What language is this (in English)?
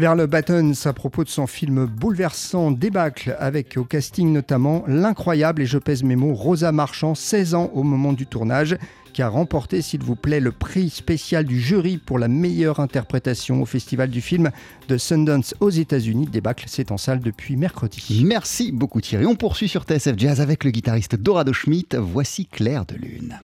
French